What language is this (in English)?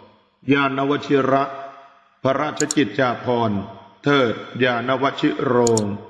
Thai